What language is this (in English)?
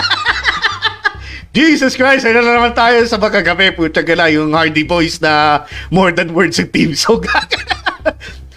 Filipino